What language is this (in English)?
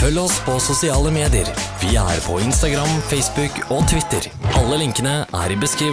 Norwegian